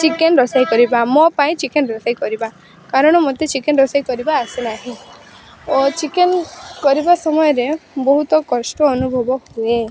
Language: Odia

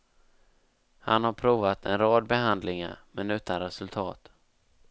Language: Swedish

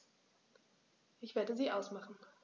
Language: German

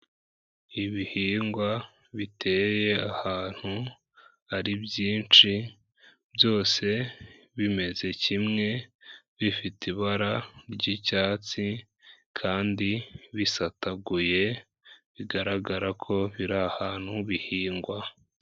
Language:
Kinyarwanda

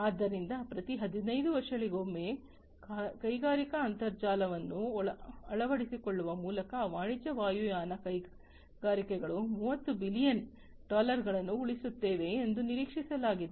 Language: Kannada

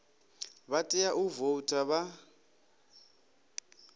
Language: Venda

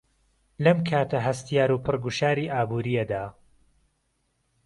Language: Central Kurdish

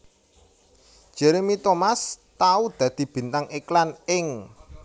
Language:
Javanese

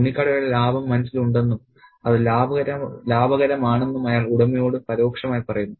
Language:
Malayalam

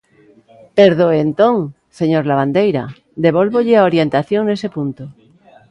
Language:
Galician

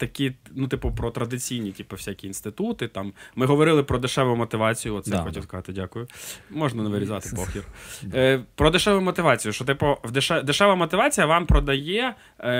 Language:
Ukrainian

